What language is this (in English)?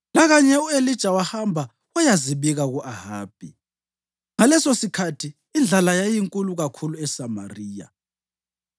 North Ndebele